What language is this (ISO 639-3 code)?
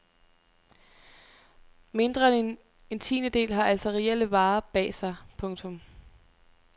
dan